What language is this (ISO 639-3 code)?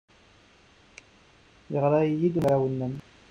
kab